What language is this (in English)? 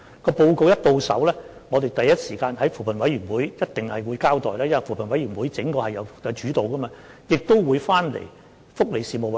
Cantonese